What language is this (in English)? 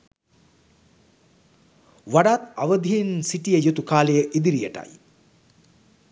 Sinhala